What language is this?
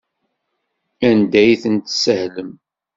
Kabyle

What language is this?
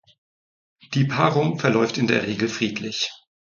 German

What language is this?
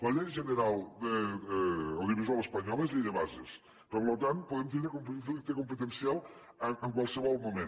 Catalan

